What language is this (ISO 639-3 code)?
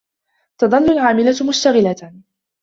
ara